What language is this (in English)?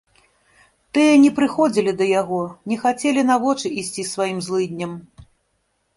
Belarusian